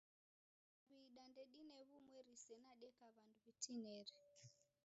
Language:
Taita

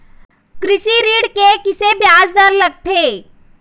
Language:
Chhattisgarhi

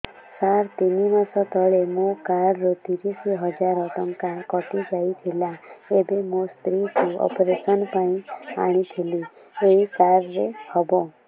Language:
Odia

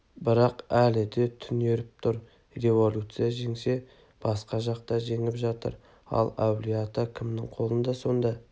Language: Kazakh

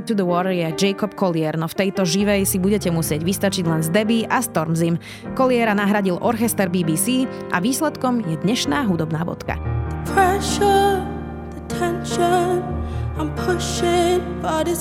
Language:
Slovak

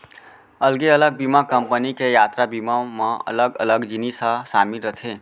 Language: Chhattisgarhi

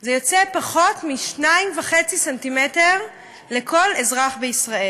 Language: Hebrew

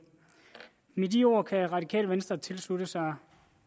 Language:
Danish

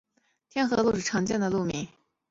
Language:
Chinese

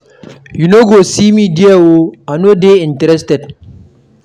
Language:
Nigerian Pidgin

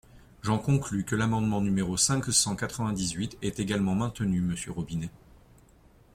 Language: French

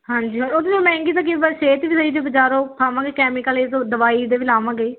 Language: Punjabi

